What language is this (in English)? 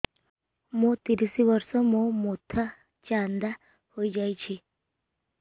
Odia